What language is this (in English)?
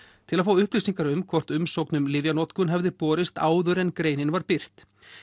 Icelandic